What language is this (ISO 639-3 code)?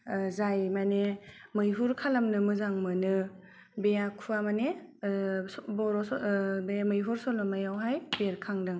brx